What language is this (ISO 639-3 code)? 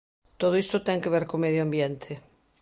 glg